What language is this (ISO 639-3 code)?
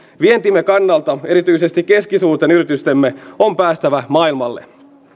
fin